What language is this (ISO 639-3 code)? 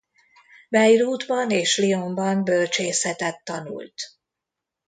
hun